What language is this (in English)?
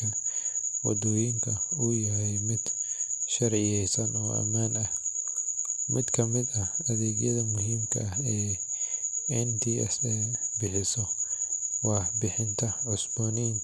Somali